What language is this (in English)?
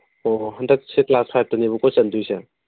Manipuri